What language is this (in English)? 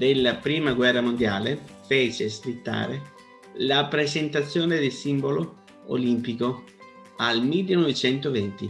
Italian